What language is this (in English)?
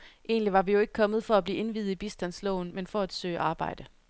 Danish